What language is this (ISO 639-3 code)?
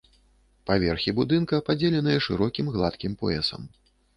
bel